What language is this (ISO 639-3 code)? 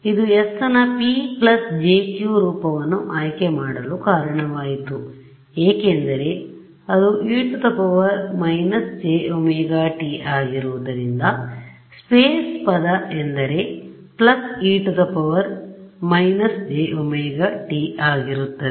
kan